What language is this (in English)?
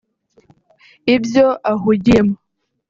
Kinyarwanda